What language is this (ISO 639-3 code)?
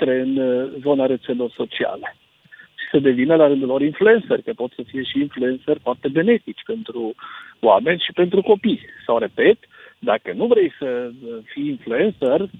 ron